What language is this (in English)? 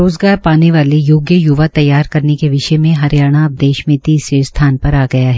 Hindi